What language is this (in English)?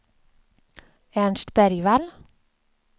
Swedish